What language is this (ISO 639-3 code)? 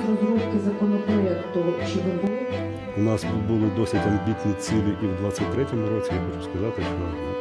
ukr